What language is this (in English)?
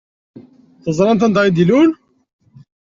Kabyle